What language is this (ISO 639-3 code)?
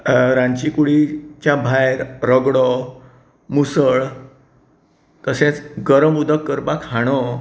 kok